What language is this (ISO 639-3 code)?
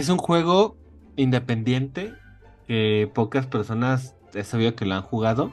spa